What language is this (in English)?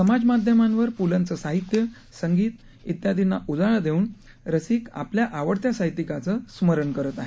Marathi